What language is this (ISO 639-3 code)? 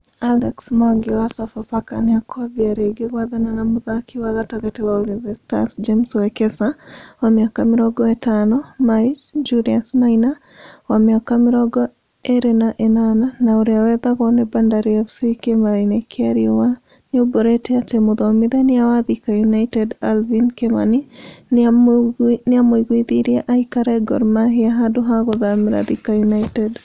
kik